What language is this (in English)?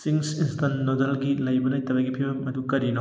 Manipuri